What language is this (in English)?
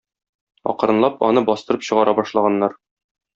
Tatar